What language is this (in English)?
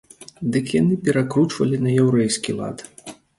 Belarusian